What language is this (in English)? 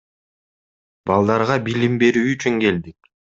Kyrgyz